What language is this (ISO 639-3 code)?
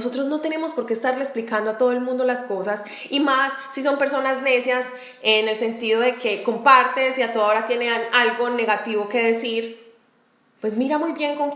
spa